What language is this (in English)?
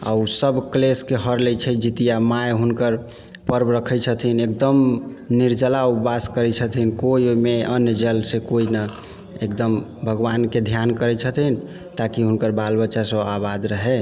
Maithili